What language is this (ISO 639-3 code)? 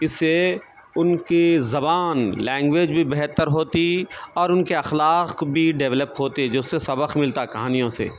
urd